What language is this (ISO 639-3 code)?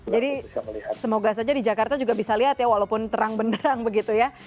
ind